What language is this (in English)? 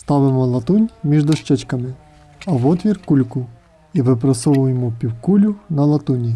Ukrainian